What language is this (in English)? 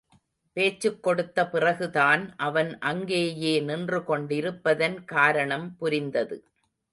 Tamil